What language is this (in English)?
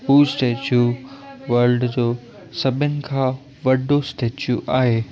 Sindhi